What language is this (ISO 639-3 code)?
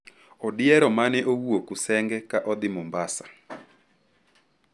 luo